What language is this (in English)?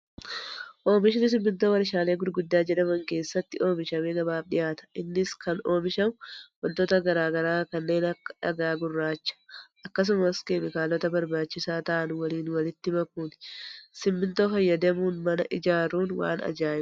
Oromo